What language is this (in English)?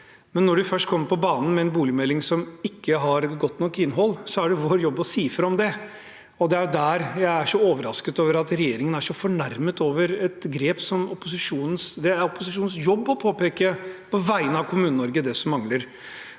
Norwegian